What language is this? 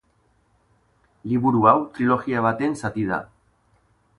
Basque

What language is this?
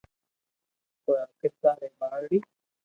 Loarki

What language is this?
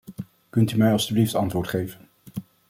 Dutch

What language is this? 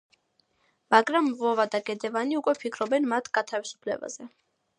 Georgian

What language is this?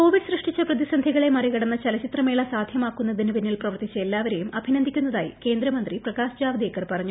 Malayalam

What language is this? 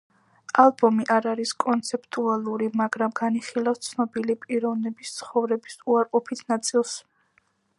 Georgian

